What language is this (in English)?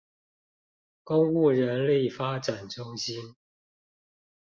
Chinese